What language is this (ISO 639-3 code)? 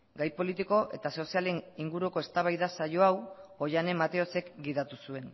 eus